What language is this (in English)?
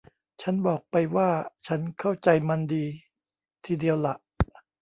Thai